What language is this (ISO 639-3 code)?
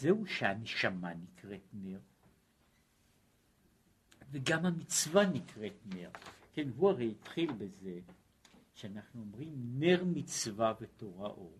heb